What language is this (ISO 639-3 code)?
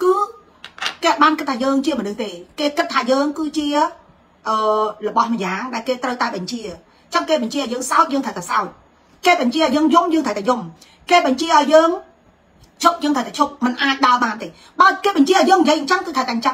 vie